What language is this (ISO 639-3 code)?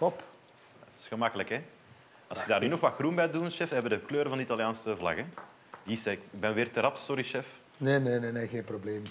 nld